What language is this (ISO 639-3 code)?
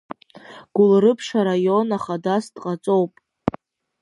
abk